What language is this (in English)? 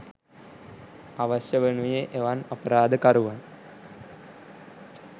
Sinhala